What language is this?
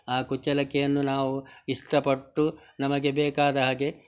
Kannada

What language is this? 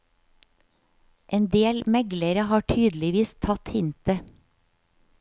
Norwegian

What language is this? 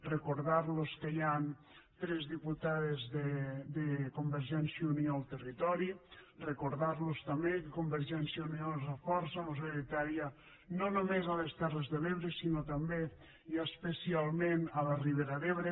Catalan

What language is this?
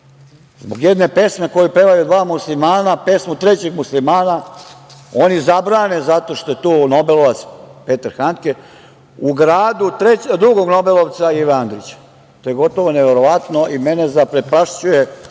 Serbian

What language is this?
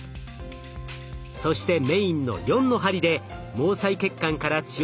Japanese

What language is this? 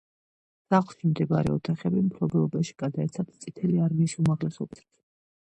Georgian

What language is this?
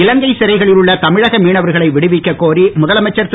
Tamil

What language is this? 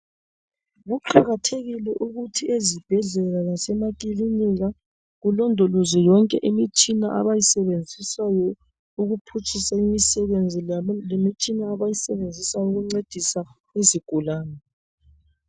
North Ndebele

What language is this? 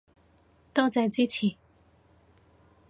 Cantonese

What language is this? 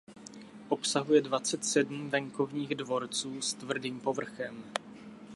Czech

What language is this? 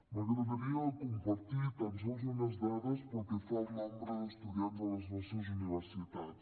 Catalan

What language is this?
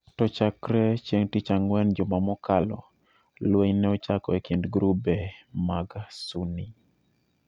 Luo (Kenya and Tanzania)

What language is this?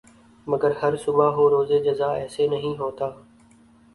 Urdu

